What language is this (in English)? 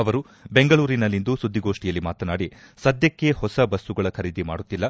Kannada